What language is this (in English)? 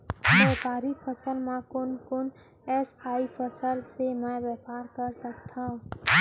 Chhattisgarhi